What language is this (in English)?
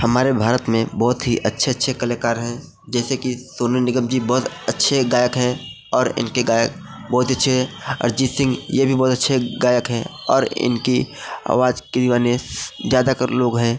Hindi